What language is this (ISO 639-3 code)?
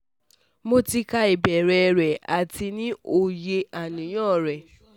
yor